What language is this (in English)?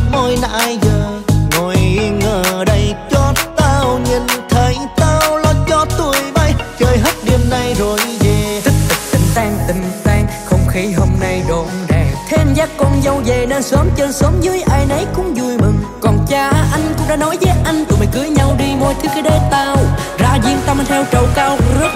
Vietnamese